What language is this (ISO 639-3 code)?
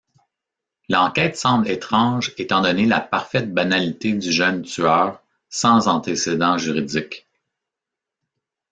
fra